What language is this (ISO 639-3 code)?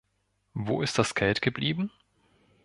deu